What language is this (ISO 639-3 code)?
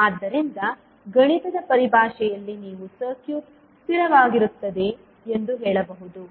kan